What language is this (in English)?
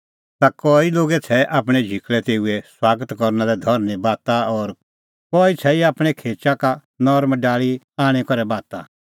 Kullu Pahari